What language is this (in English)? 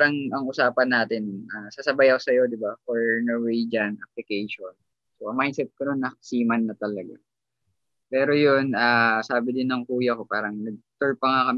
Filipino